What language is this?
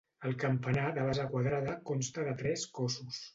Catalan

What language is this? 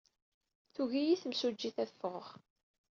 Kabyle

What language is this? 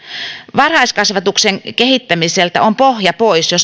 Finnish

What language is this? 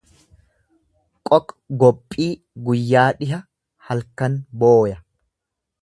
Oromo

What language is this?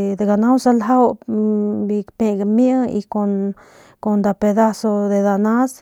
Northern Pame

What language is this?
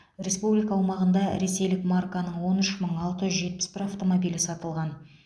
Kazakh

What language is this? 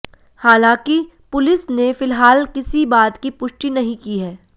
Hindi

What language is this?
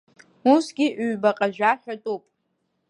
Abkhazian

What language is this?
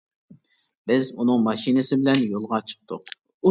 Uyghur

